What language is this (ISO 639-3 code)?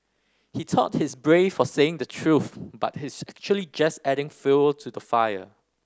eng